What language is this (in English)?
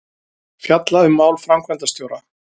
Icelandic